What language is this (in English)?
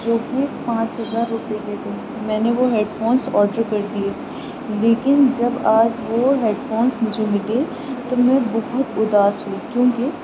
Urdu